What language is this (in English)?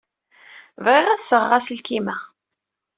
Kabyle